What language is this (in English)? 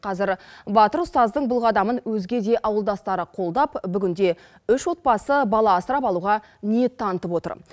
Kazakh